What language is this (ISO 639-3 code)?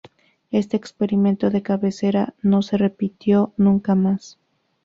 spa